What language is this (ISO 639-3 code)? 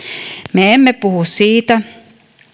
fin